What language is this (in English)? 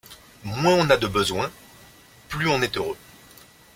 French